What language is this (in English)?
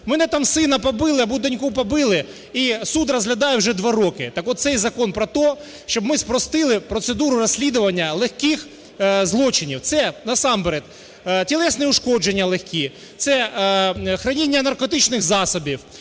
Ukrainian